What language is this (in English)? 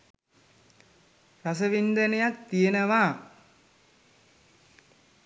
Sinhala